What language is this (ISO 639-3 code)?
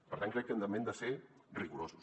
cat